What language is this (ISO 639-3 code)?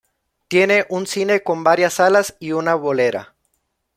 spa